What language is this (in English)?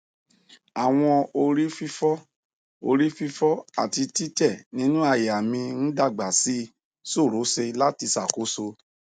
Yoruba